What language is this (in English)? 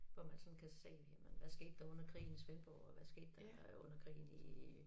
Danish